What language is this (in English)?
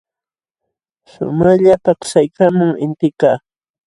Jauja Wanca Quechua